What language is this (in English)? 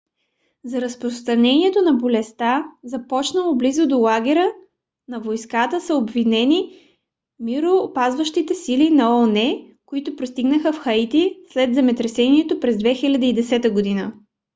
Bulgarian